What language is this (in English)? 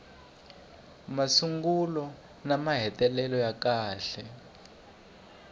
Tsonga